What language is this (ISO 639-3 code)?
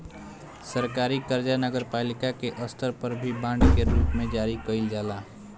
bho